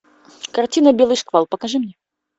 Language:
Russian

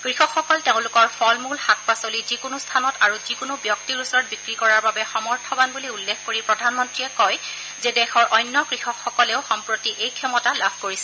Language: Assamese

